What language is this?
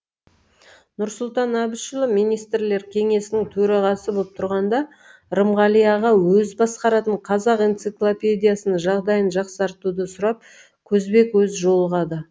Kazakh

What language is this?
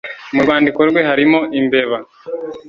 Kinyarwanda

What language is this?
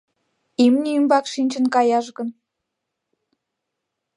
Mari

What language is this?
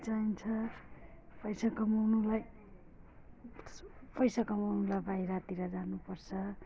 Nepali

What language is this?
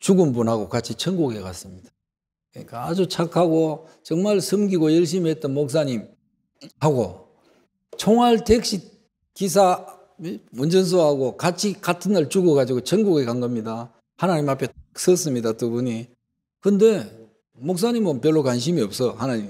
Korean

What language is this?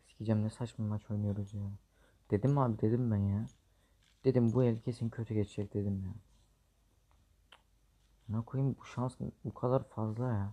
Turkish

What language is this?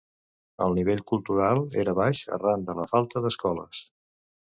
Catalan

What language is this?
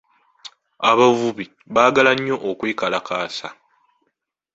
Ganda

